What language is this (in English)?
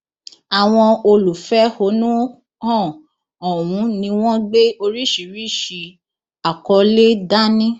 Yoruba